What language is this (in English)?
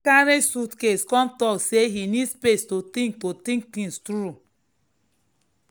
Nigerian Pidgin